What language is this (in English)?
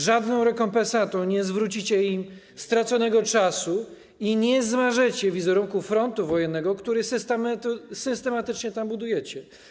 Polish